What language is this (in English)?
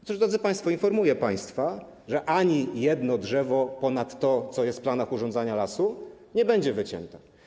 Polish